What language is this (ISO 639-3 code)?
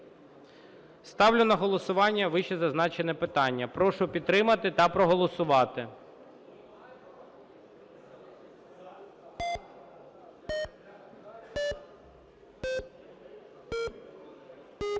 ukr